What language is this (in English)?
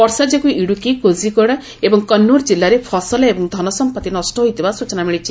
Odia